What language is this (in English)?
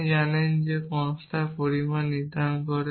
Bangla